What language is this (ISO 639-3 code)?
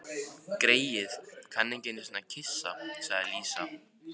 isl